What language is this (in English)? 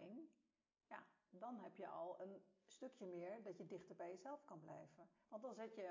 Dutch